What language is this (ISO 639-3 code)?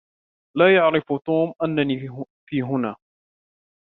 ara